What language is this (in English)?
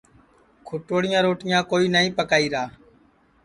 Sansi